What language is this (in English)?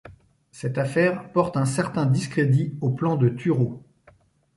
French